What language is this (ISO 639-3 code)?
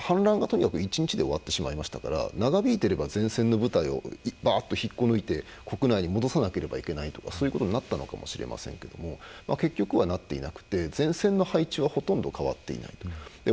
jpn